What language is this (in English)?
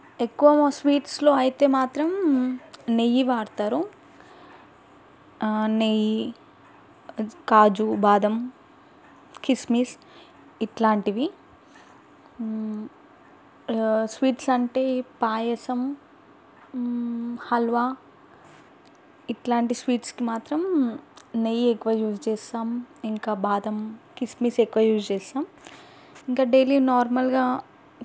Telugu